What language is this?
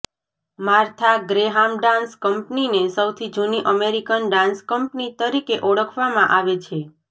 Gujarati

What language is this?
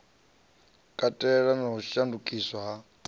Venda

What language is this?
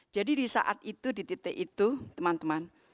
Indonesian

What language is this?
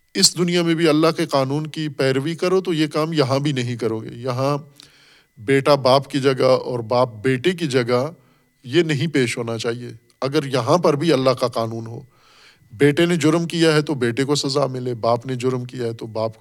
Urdu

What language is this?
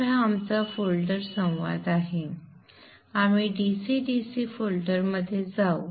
Marathi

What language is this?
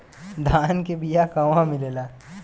Bhojpuri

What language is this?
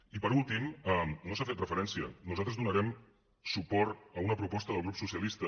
Catalan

